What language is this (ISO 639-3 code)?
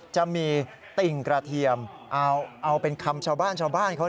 tha